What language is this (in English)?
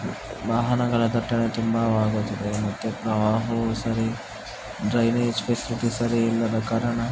Kannada